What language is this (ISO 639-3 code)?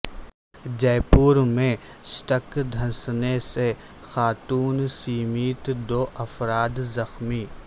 urd